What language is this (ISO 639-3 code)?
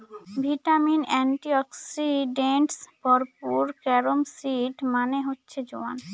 ben